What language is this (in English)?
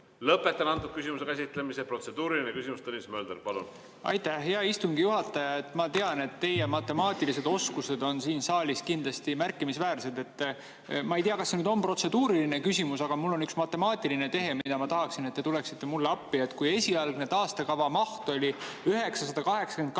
Estonian